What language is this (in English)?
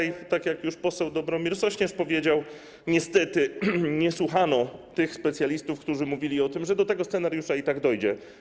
Polish